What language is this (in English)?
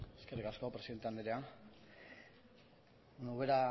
Basque